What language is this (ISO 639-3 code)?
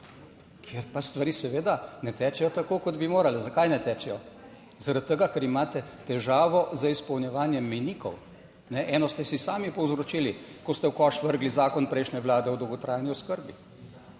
slv